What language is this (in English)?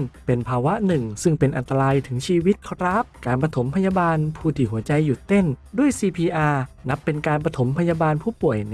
Thai